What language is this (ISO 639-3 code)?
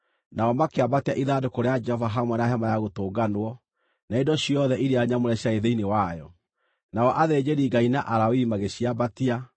kik